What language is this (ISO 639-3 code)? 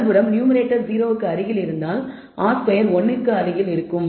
tam